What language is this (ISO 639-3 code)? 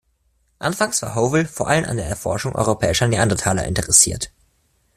deu